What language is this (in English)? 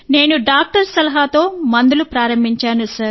Telugu